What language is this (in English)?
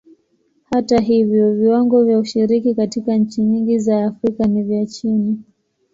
Swahili